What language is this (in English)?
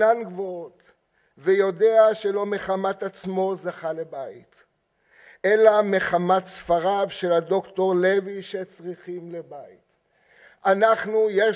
Hebrew